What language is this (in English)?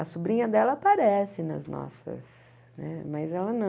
Portuguese